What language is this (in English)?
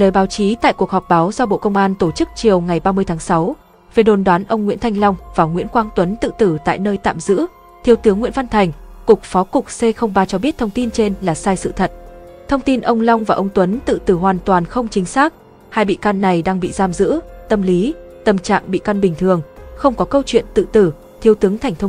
Vietnamese